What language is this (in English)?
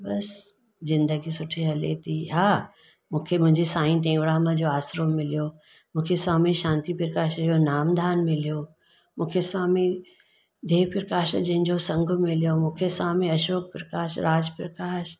Sindhi